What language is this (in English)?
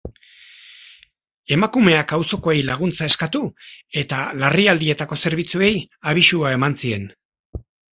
Basque